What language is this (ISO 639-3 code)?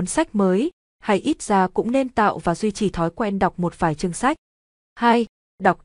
vie